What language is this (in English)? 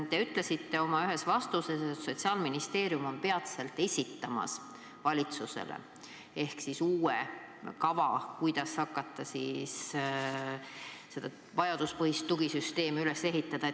Estonian